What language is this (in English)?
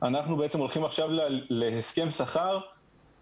Hebrew